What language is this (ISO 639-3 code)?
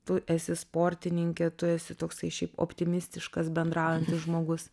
lit